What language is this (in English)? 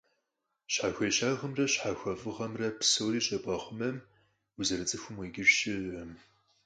Kabardian